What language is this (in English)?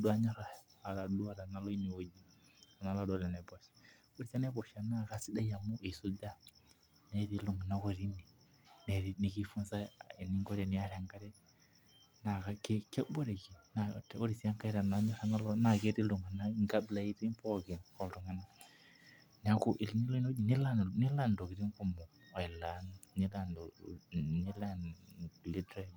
Masai